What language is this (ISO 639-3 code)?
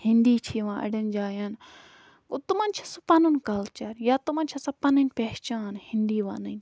kas